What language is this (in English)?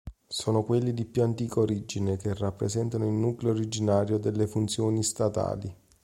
Italian